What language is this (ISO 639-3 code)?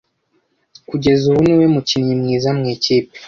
kin